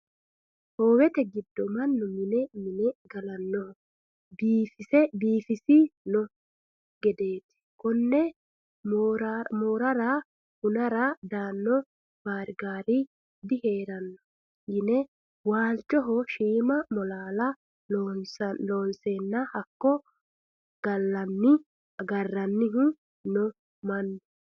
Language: Sidamo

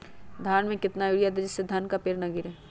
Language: Magahi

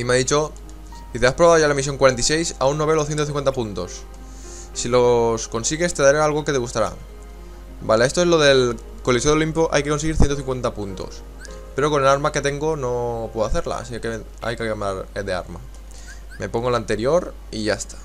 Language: Spanish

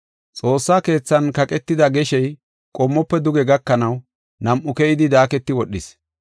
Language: Gofa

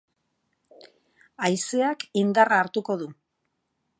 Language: Basque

